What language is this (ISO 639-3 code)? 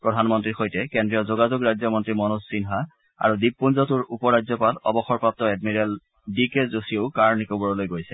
asm